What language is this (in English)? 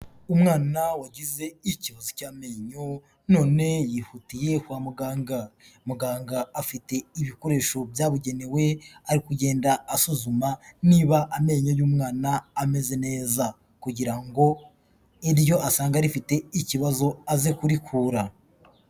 Kinyarwanda